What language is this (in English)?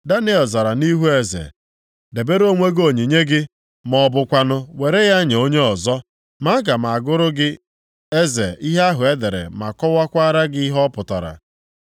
Igbo